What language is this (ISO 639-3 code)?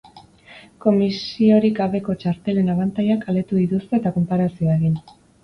eus